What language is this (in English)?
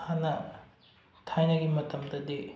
Manipuri